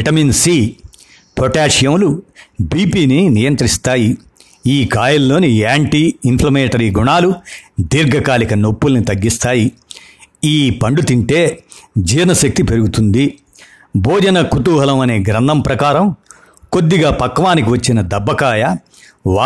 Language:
Telugu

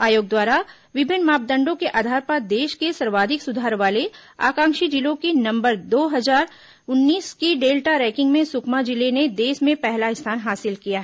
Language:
Hindi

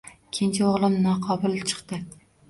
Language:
Uzbek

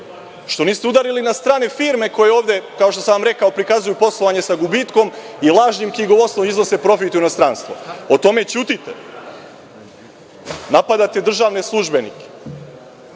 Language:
Serbian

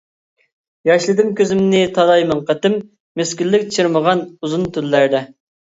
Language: Uyghur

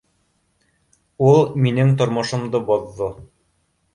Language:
Bashkir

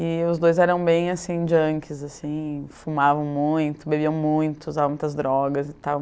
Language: Portuguese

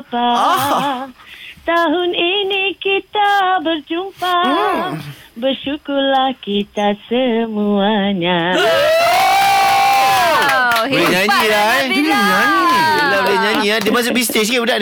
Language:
Malay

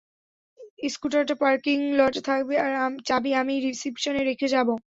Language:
Bangla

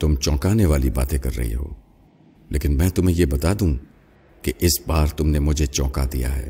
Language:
Urdu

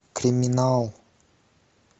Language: Russian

